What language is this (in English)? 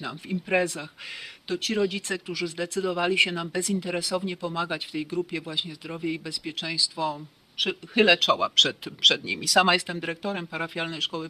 Polish